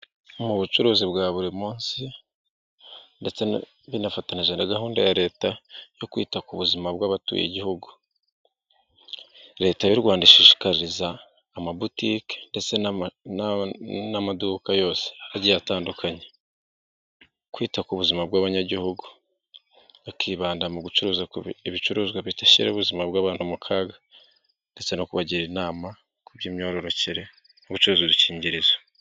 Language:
Kinyarwanda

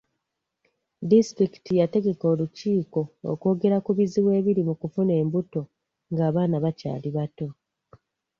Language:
Ganda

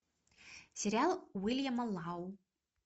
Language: Russian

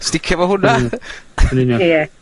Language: Welsh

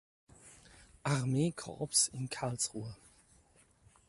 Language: German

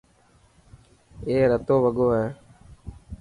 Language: Dhatki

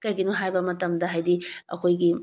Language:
Manipuri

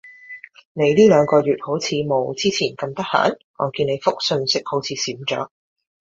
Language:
Cantonese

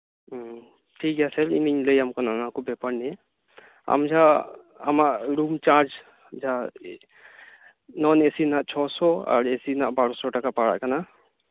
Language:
Santali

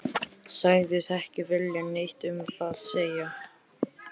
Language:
Icelandic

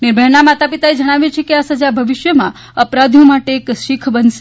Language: Gujarati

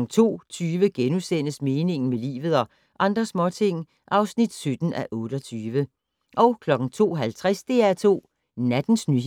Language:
Danish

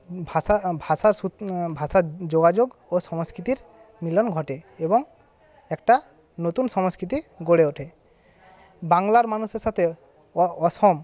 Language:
Bangla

